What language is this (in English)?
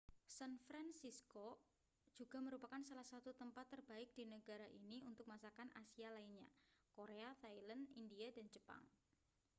Indonesian